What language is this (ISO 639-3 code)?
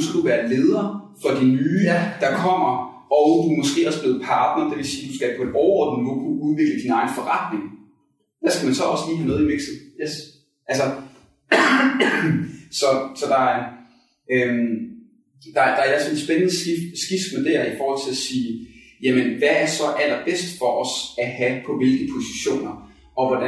dan